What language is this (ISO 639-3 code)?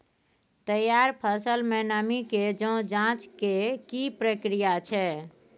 mai